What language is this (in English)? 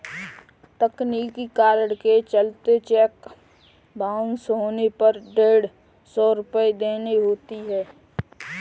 Hindi